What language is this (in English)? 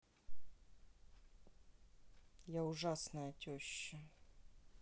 Russian